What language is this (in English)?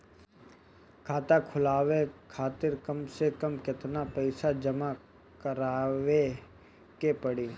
Bhojpuri